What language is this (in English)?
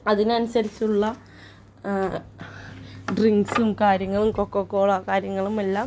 Malayalam